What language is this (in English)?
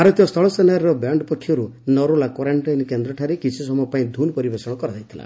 Odia